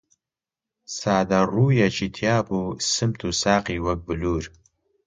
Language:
Central Kurdish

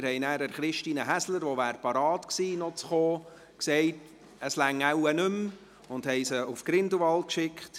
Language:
Swiss German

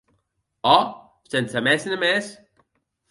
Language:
Occitan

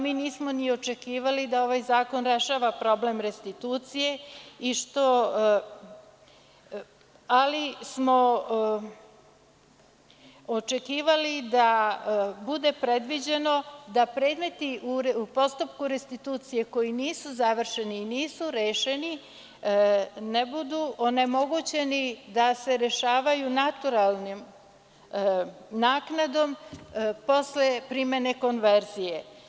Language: Serbian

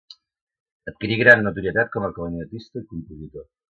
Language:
Catalan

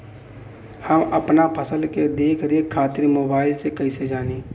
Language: Bhojpuri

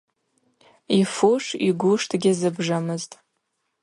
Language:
Abaza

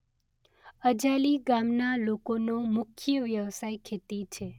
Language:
Gujarati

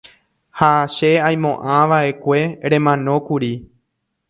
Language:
Guarani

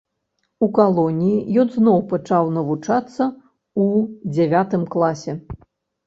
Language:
Belarusian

